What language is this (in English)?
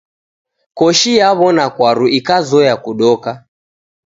Taita